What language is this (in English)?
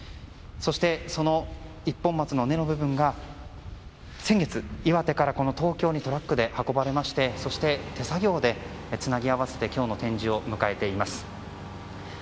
Japanese